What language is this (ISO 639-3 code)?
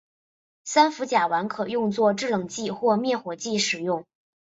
zho